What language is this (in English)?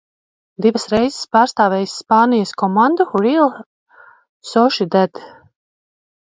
Latvian